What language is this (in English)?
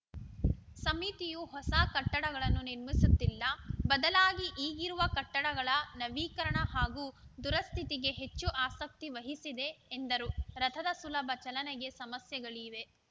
Kannada